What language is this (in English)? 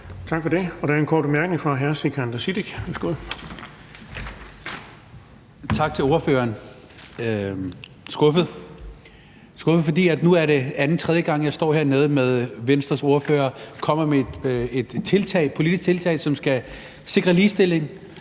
Danish